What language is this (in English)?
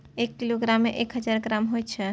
Maithili